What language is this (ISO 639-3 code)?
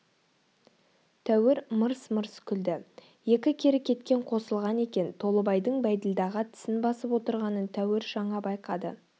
kaz